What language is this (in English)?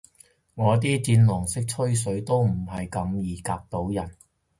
Cantonese